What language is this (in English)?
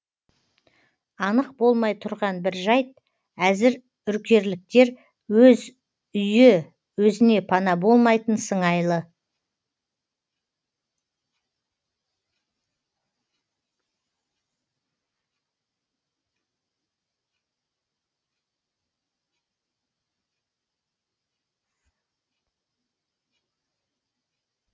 Kazakh